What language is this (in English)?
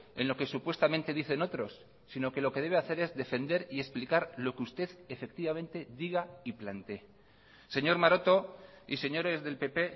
Spanish